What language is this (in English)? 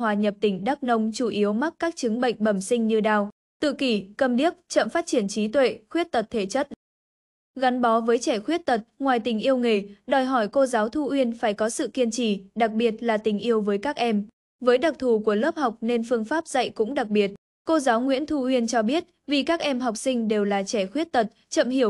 Vietnamese